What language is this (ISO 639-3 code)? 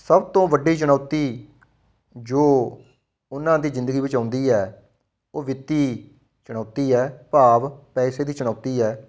pan